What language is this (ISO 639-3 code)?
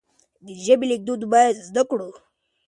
pus